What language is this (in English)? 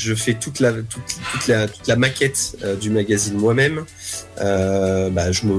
French